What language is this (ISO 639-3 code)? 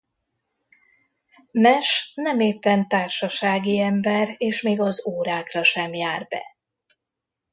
hun